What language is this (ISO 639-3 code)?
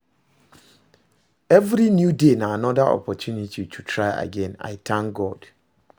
pcm